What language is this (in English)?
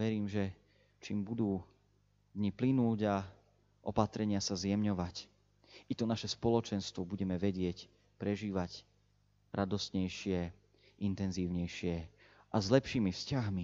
Slovak